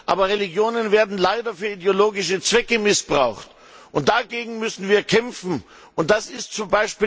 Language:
German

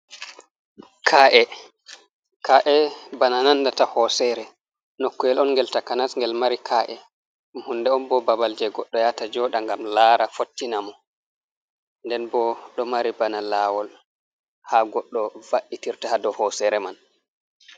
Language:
Fula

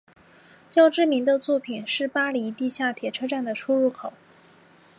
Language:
Chinese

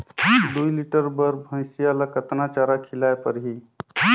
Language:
Chhattisgarhi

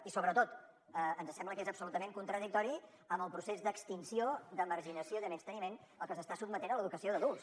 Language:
Catalan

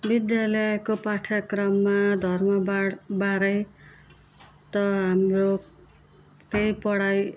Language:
Nepali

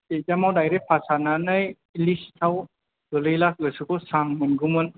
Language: Bodo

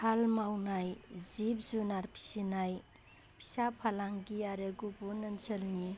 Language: Bodo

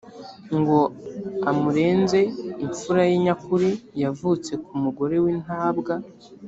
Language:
Kinyarwanda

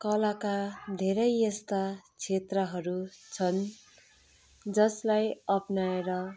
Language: Nepali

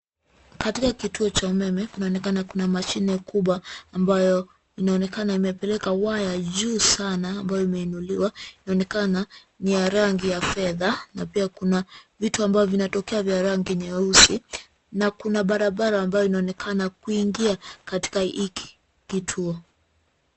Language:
Swahili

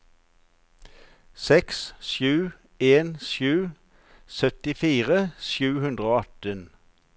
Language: Norwegian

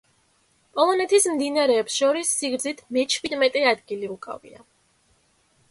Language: Georgian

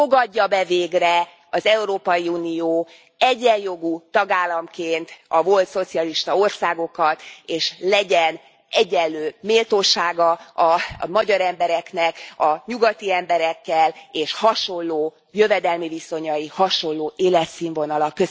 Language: Hungarian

